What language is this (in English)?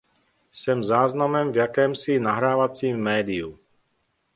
Czech